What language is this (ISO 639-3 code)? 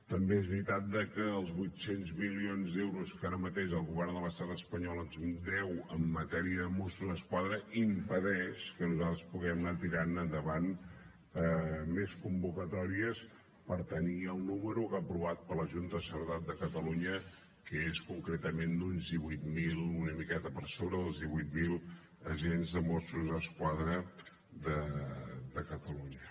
cat